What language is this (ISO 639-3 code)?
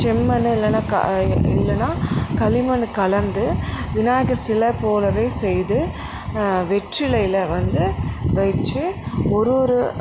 tam